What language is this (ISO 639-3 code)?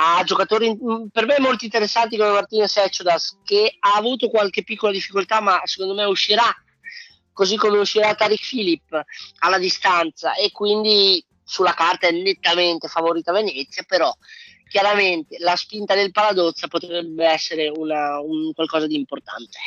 ita